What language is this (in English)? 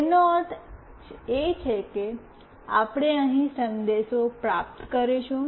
Gujarati